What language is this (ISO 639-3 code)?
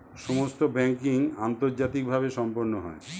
ben